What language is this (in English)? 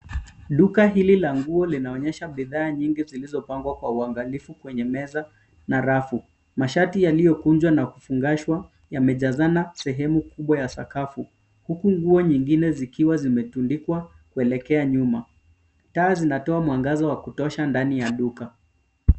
Swahili